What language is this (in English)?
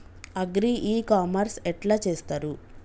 Telugu